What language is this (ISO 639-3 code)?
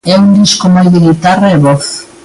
glg